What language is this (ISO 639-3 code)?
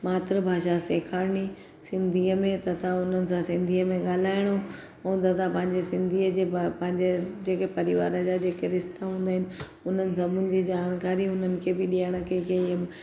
snd